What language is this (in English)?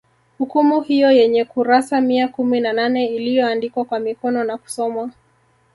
Swahili